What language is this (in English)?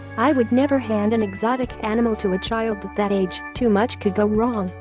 English